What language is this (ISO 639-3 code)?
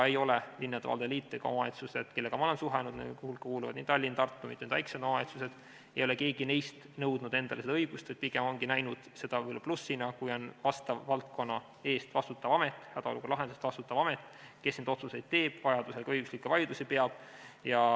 est